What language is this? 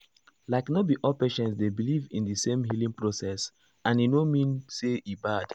Nigerian Pidgin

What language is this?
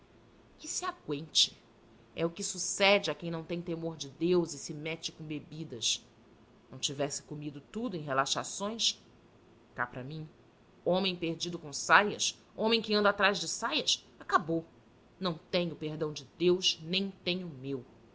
Portuguese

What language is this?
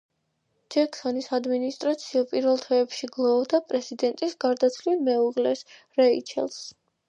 Georgian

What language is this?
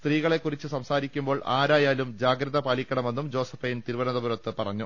Malayalam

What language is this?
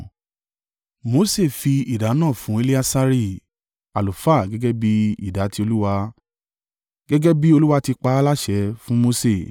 Yoruba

